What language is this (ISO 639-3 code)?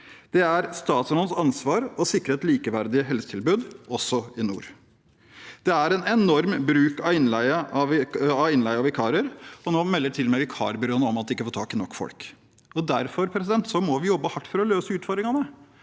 nor